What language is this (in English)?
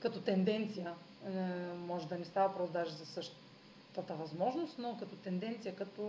Bulgarian